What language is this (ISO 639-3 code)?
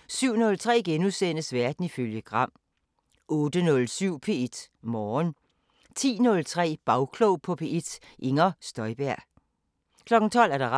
dan